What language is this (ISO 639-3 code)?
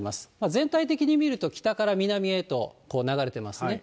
jpn